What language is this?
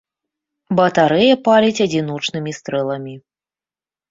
Belarusian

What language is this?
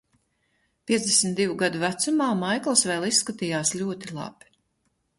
Latvian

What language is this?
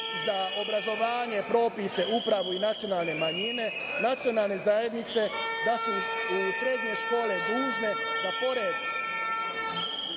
Serbian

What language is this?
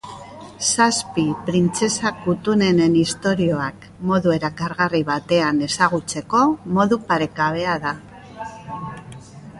Basque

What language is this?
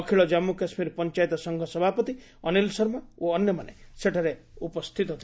Odia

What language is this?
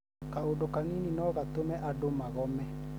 Kikuyu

